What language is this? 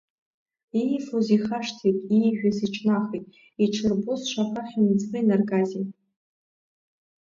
Abkhazian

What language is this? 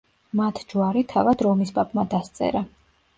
Georgian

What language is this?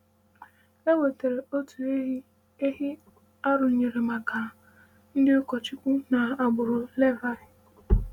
Igbo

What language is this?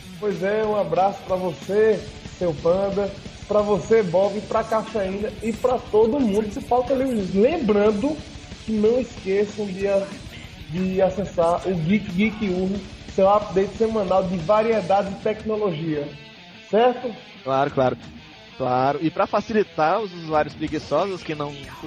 Portuguese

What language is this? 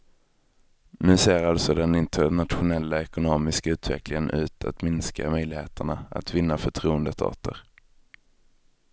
Swedish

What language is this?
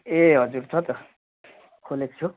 Nepali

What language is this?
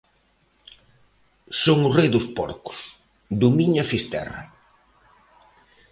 Galician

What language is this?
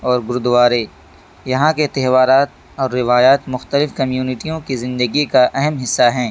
Urdu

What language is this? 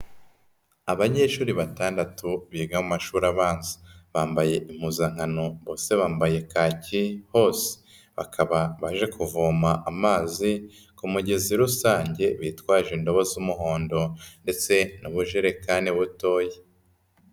Kinyarwanda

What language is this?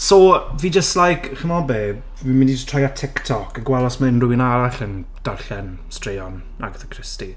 Welsh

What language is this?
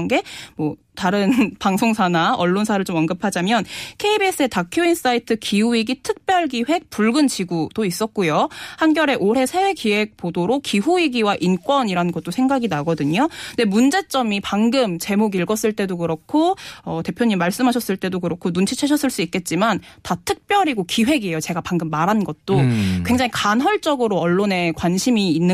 Korean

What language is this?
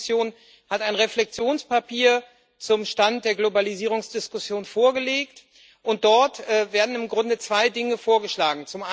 German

